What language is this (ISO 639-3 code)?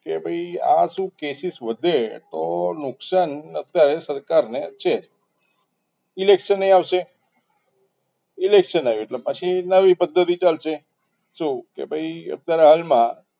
guj